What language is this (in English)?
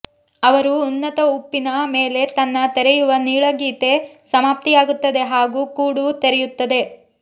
Kannada